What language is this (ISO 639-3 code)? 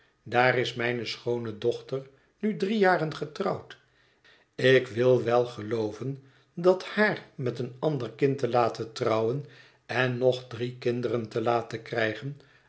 nld